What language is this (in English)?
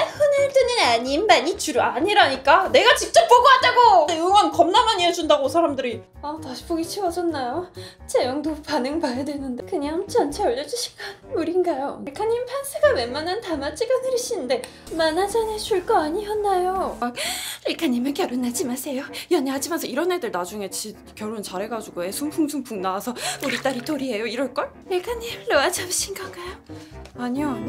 Korean